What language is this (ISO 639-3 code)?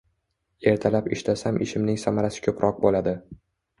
uzb